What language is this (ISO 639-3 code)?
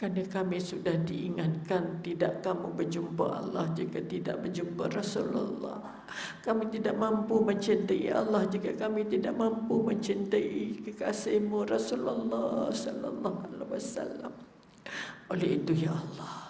msa